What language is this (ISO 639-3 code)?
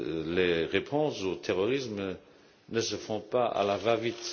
fra